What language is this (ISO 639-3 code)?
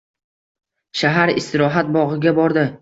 uzb